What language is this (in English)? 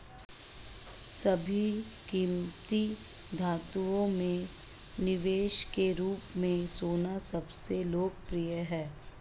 Hindi